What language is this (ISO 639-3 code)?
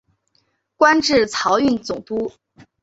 zho